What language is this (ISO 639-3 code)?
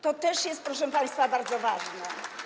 pol